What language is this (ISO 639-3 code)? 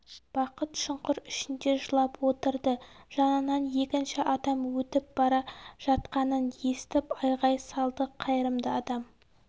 kaz